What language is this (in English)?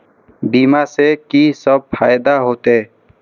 Maithili